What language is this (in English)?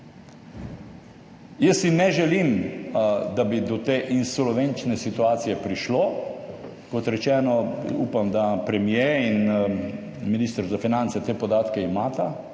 Slovenian